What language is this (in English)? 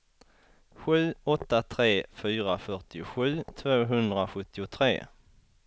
Swedish